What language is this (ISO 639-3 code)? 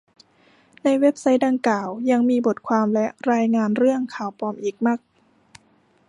tha